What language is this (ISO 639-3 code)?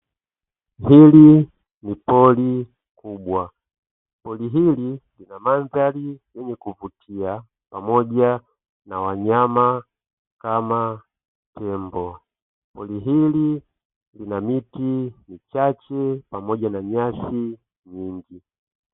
swa